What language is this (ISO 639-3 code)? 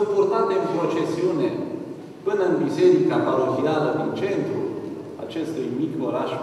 ron